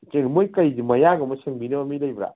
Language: Manipuri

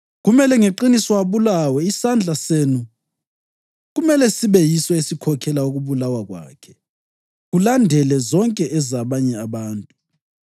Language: North Ndebele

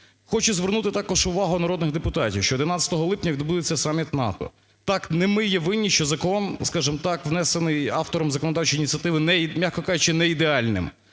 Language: Ukrainian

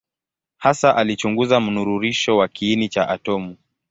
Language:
Swahili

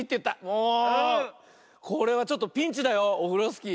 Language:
Japanese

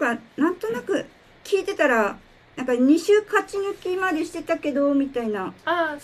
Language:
Japanese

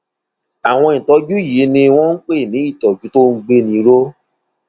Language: Yoruba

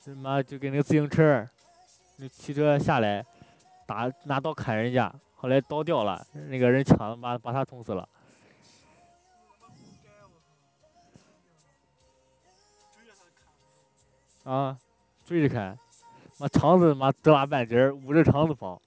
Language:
Chinese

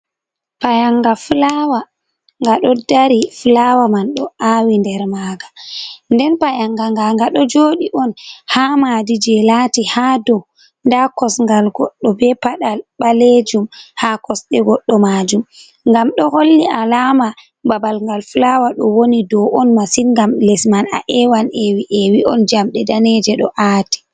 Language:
Fula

